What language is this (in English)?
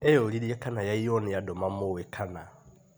Kikuyu